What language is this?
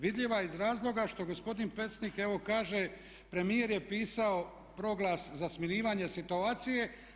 Croatian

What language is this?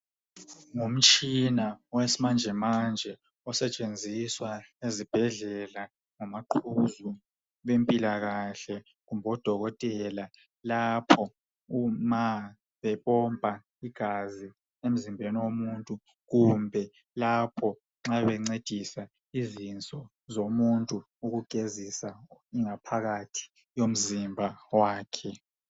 North Ndebele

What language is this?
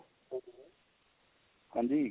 Punjabi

